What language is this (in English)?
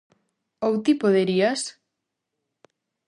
Galician